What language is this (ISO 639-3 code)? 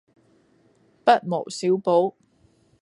yue